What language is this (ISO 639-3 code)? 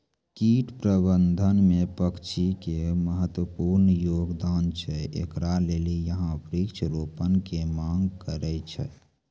mai